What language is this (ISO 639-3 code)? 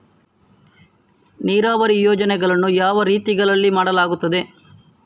kan